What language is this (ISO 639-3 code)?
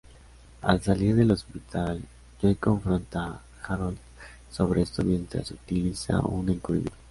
spa